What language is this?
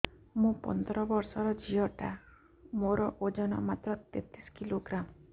Odia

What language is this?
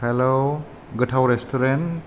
Bodo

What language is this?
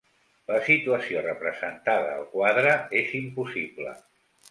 Catalan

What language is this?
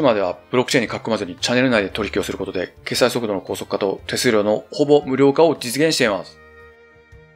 Japanese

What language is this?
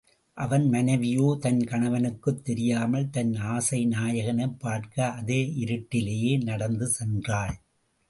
Tamil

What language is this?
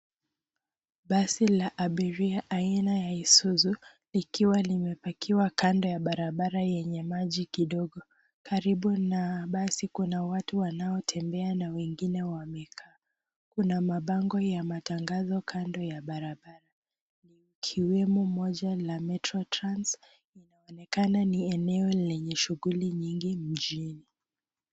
Swahili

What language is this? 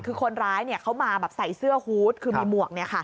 Thai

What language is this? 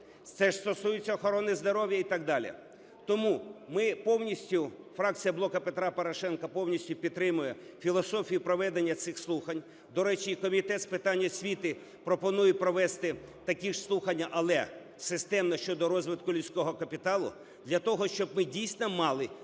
Ukrainian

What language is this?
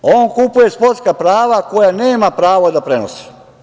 Serbian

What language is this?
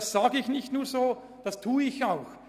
Swiss German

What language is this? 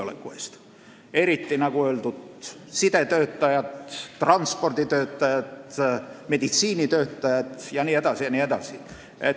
Estonian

